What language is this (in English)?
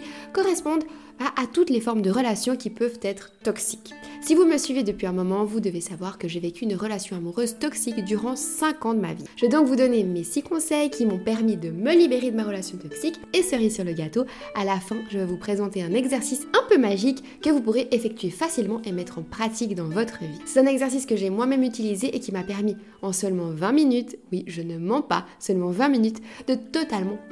French